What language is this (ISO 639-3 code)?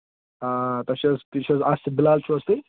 kas